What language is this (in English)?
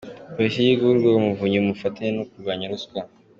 Kinyarwanda